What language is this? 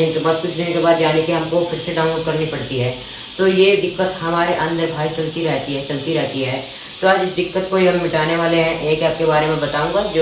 Hindi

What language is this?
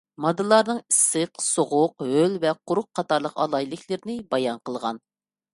Uyghur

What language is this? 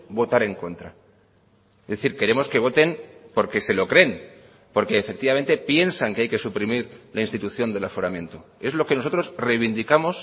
Spanish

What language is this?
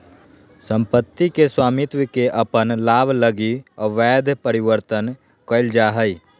Magahi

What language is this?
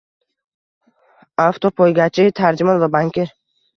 Uzbek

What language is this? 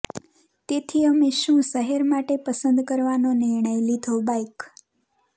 Gujarati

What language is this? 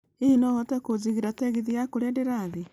Kikuyu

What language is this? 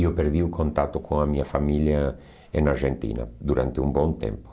Portuguese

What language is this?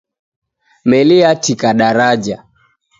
Taita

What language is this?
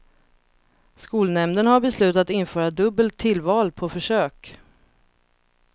Swedish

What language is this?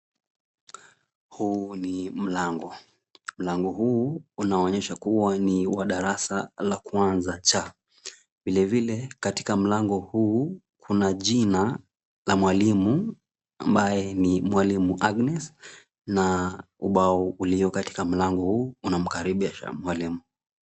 Swahili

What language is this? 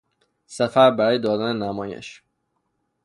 Persian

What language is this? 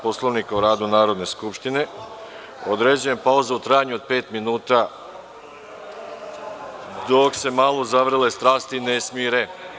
Serbian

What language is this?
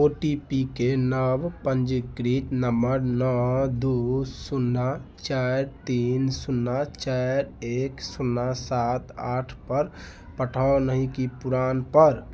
Maithili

